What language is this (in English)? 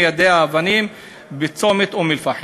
Hebrew